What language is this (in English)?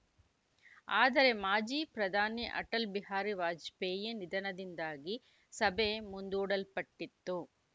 Kannada